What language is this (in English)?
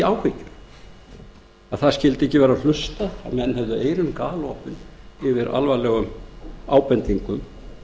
Icelandic